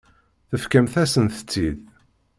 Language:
Kabyle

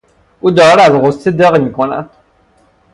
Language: Persian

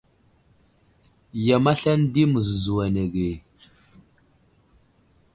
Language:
Wuzlam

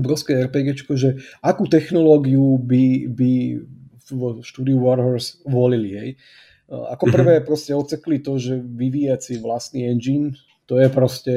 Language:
Slovak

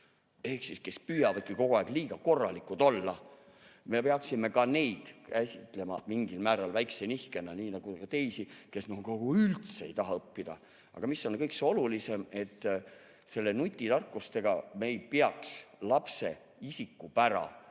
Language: Estonian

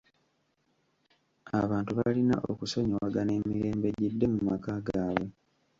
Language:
Ganda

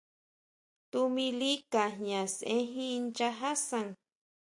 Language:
Huautla Mazatec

